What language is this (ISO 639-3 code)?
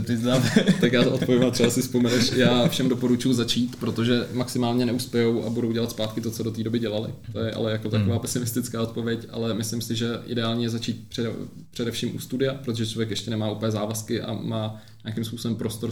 ces